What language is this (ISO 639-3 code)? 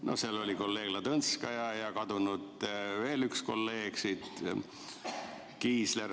est